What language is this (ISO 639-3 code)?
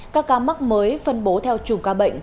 vie